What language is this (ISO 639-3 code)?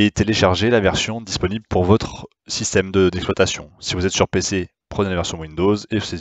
fra